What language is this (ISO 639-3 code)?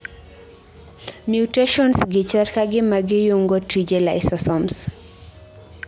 luo